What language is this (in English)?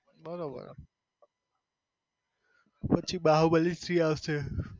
Gujarati